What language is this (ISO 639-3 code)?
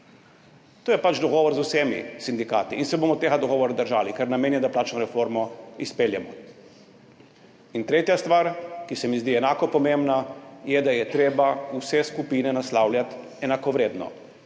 slv